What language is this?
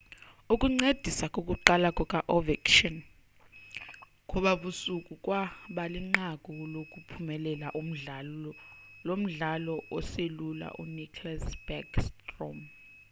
Xhosa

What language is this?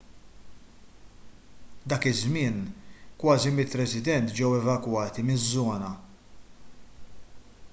Maltese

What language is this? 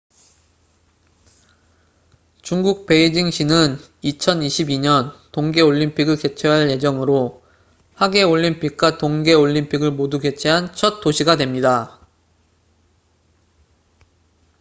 Korean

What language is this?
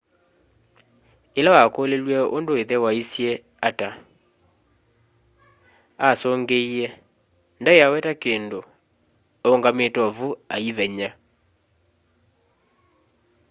Kamba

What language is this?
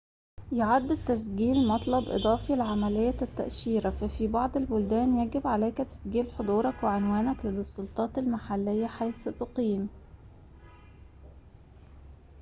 Arabic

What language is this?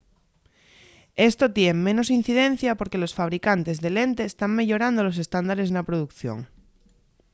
Asturian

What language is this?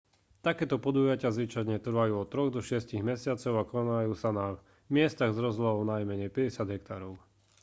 Slovak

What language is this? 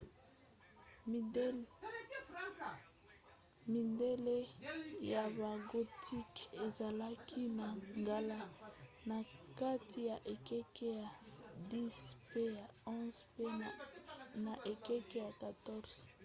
Lingala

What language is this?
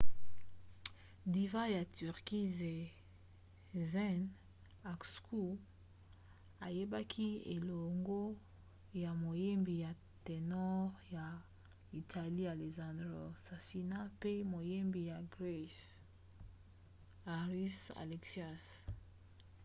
Lingala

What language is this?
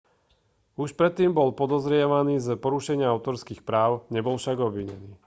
Slovak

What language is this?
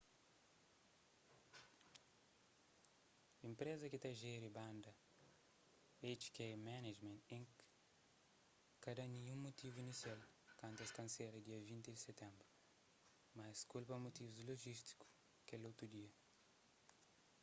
Kabuverdianu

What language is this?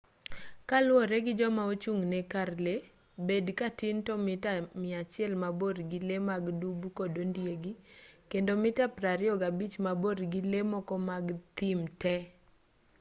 Luo (Kenya and Tanzania)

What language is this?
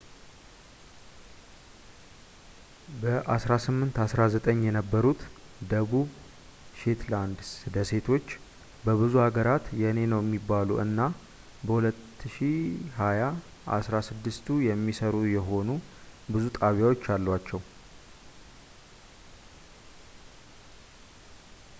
Amharic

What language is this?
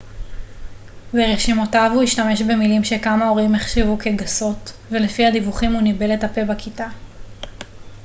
Hebrew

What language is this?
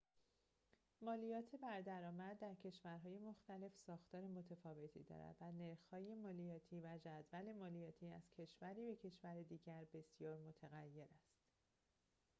Persian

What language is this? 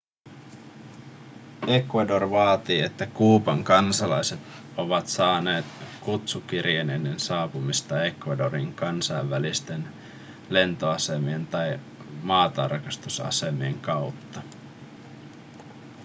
Finnish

